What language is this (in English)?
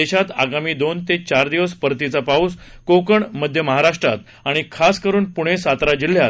Marathi